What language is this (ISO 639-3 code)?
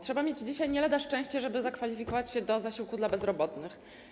pol